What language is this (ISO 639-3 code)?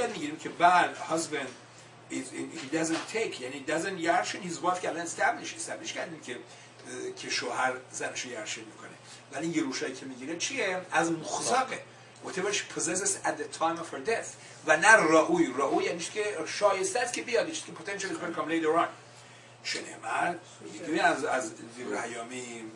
fas